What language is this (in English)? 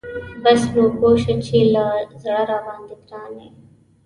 Pashto